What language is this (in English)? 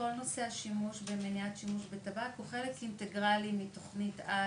Hebrew